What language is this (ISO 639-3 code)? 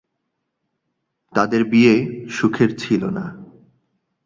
ben